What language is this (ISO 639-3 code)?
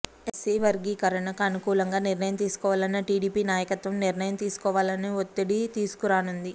tel